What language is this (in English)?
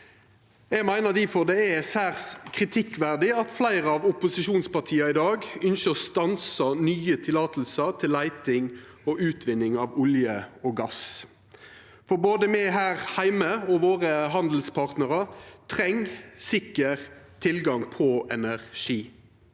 Norwegian